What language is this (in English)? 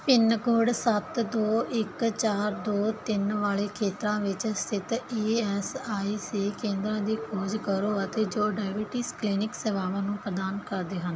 Punjabi